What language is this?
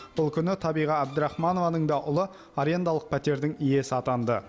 Kazakh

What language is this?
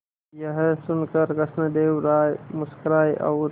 Hindi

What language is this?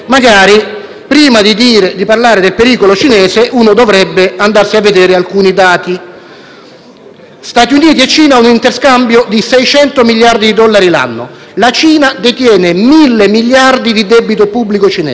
Italian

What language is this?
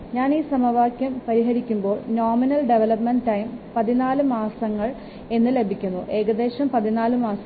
Malayalam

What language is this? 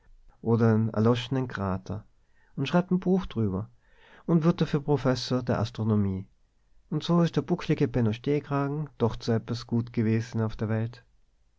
German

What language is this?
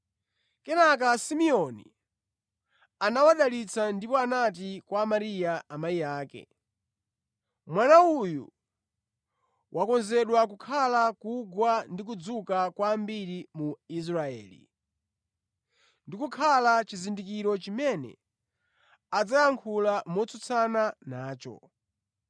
Nyanja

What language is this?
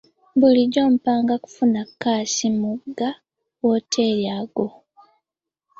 Ganda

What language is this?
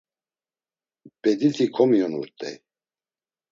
Laz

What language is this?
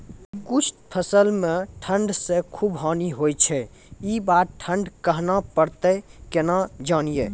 Maithili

